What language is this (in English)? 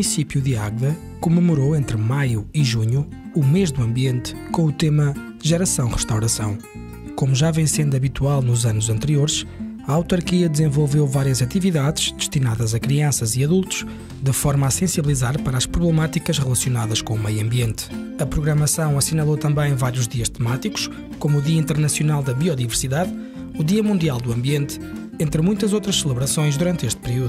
Portuguese